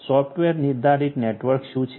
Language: Gujarati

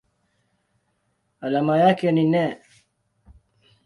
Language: Swahili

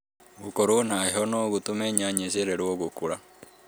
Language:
Kikuyu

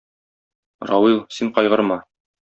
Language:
Tatar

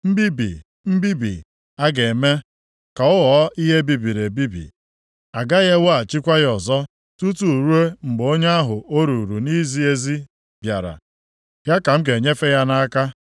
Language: Igbo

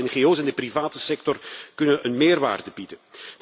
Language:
Dutch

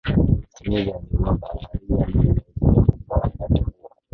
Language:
Swahili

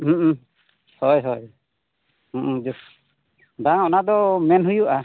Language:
Santali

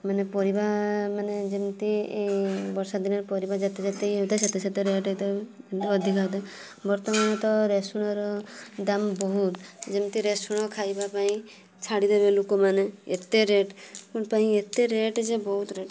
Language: Odia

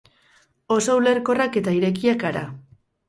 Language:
Basque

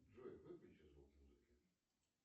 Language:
Russian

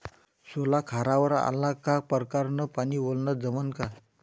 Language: Marathi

